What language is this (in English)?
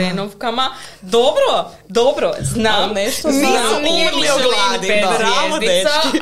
Croatian